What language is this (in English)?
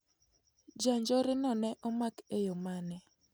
Luo (Kenya and Tanzania)